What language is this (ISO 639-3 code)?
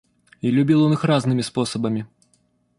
rus